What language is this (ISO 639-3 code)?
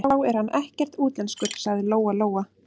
isl